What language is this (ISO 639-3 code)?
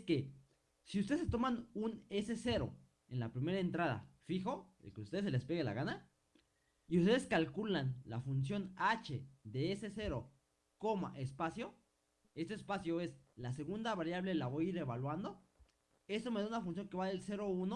spa